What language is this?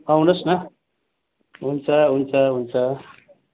Nepali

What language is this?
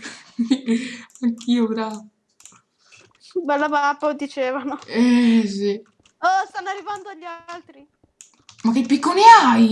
Italian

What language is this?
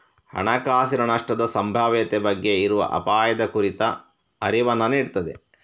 Kannada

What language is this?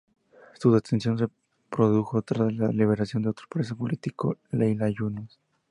Spanish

